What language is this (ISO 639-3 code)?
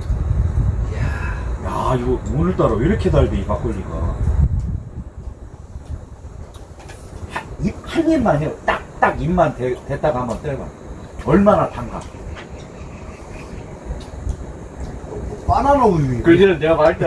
kor